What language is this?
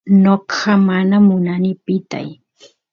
Santiago del Estero Quichua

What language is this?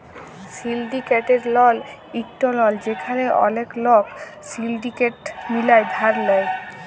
Bangla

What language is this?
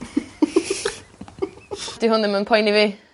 Welsh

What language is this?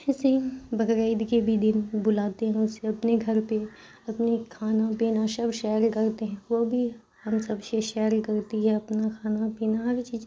Urdu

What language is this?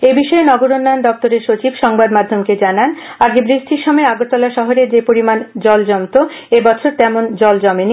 Bangla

